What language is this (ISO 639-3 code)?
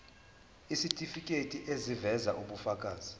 zul